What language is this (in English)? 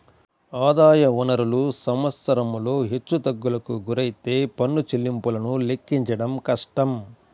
Telugu